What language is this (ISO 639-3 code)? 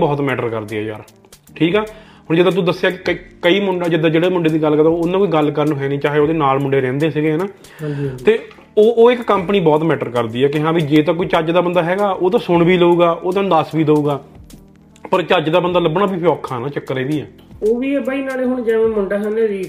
pan